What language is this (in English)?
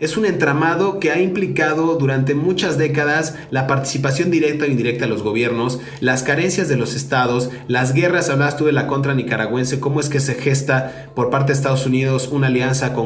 Spanish